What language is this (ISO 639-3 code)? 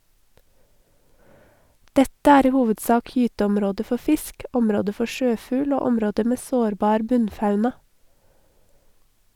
nor